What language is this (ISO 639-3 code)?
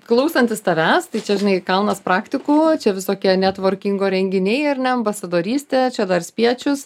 lit